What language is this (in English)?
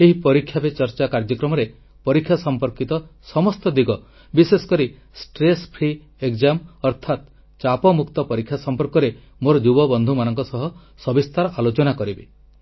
Odia